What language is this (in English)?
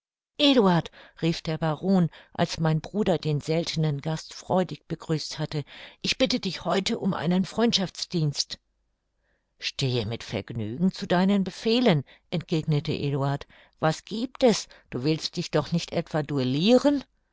German